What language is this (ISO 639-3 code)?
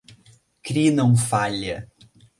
por